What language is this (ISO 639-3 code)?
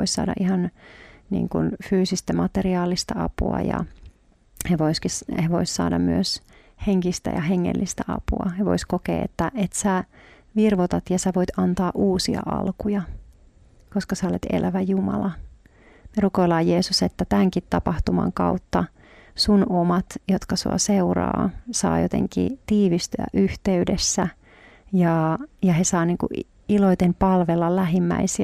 fin